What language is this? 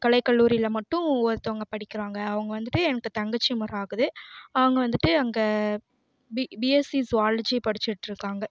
Tamil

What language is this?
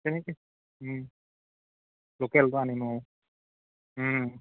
Assamese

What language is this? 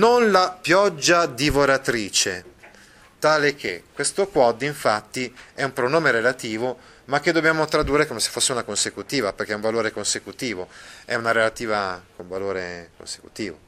Italian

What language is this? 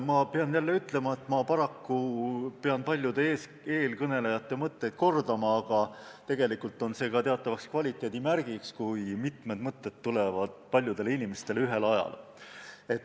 Estonian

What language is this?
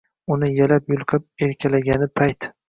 Uzbek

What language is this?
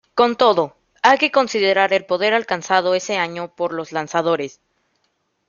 Spanish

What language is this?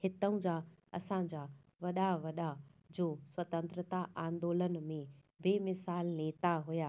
Sindhi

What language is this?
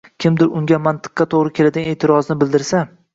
Uzbek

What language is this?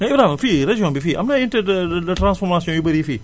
Wolof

